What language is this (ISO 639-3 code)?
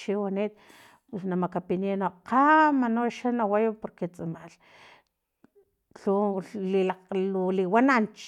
tlp